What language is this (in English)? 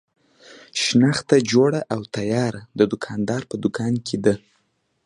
Pashto